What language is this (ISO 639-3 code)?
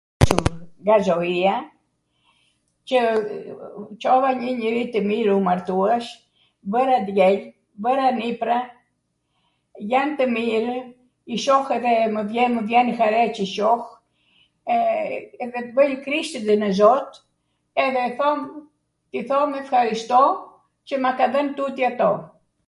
aat